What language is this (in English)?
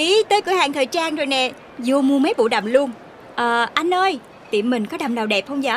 Vietnamese